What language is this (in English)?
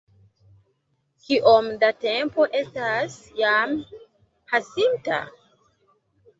Esperanto